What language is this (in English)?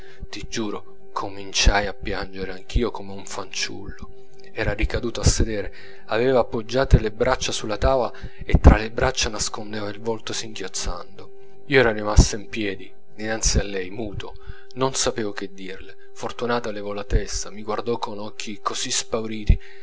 Italian